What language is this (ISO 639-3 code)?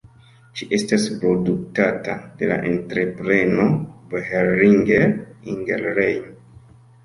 epo